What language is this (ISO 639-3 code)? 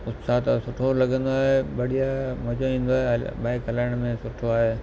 snd